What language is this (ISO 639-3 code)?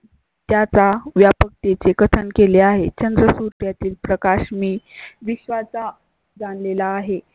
mar